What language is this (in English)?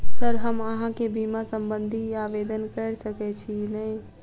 Maithili